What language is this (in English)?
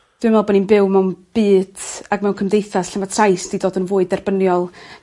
Welsh